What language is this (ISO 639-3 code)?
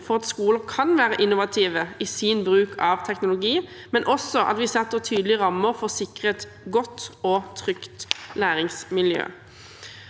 nor